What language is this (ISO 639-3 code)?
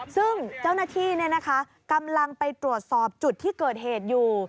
tha